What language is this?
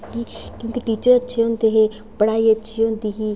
Dogri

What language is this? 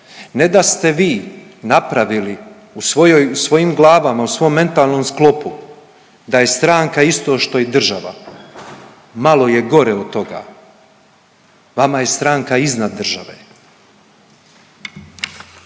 Croatian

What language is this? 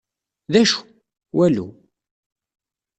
Kabyle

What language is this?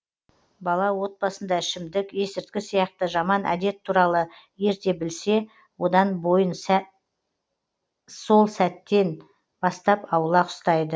Kazakh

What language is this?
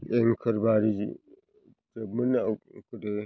Bodo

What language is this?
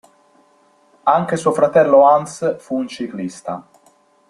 Italian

